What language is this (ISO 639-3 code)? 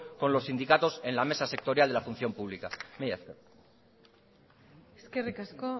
spa